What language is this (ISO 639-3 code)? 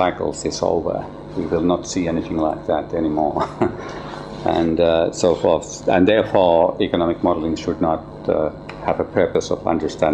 eng